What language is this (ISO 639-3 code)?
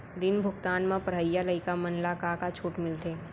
hne